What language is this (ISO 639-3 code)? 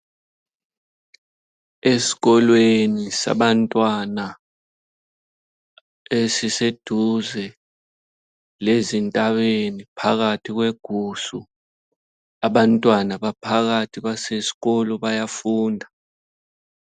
nde